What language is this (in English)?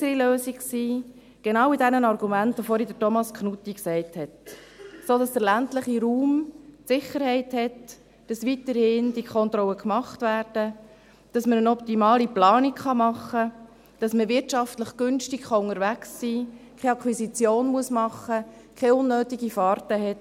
Swiss German